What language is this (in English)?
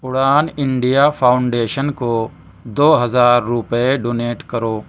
Urdu